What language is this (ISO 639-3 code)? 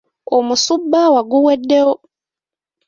lug